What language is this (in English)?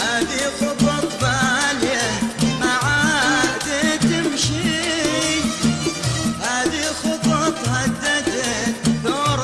Arabic